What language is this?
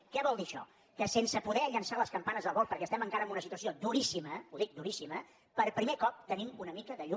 Catalan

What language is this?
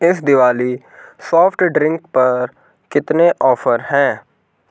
Hindi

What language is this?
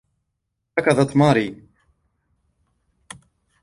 Arabic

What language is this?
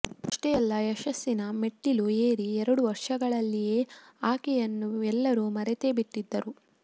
Kannada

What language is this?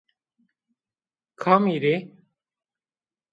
Zaza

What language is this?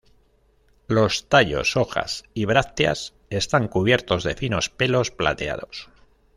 Spanish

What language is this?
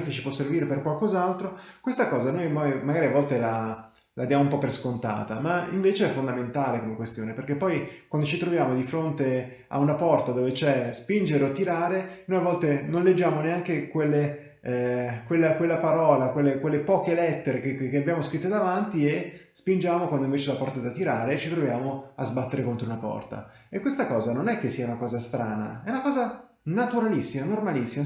Italian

